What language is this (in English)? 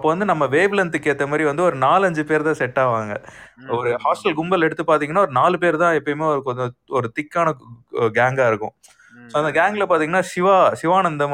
Tamil